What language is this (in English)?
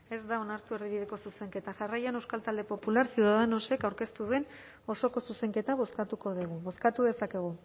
Basque